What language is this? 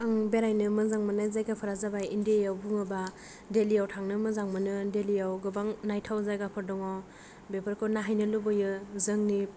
Bodo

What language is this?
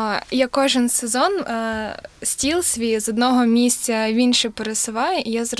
Ukrainian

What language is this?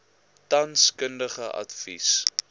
Afrikaans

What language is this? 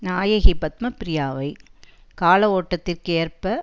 Tamil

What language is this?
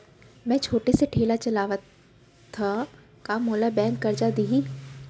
Chhattisgarhi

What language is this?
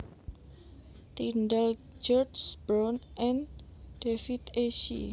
Javanese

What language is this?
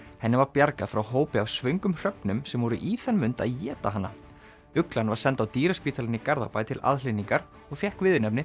Icelandic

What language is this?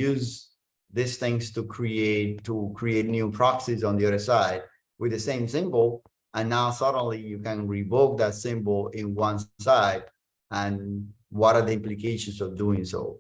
English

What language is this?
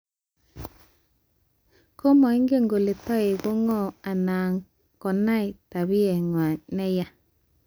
Kalenjin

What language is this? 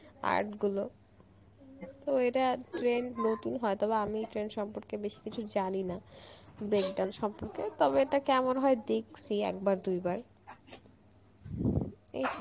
Bangla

